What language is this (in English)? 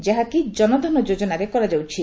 Odia